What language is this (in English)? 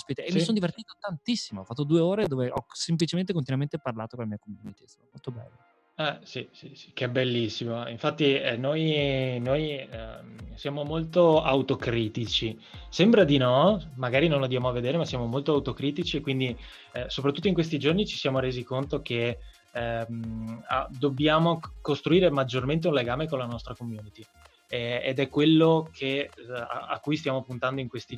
Italian